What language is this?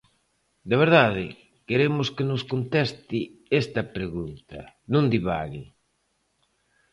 Galician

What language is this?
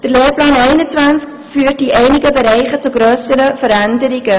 Swiss German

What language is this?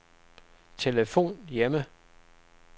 Danish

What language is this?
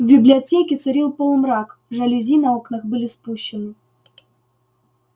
Russian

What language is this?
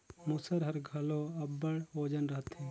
Chhattisgarhi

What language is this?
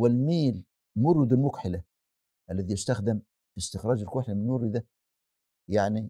Arabic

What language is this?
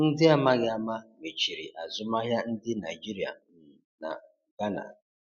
Igbo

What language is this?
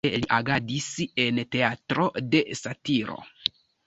Esperanto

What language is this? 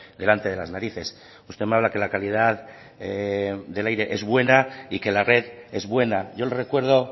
Spanish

